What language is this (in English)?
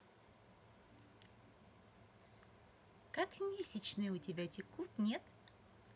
Russian